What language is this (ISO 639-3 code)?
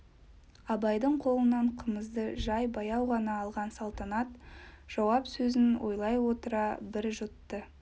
kaz